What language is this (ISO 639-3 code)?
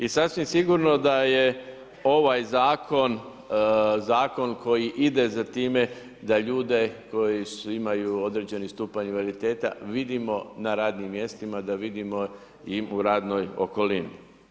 hrv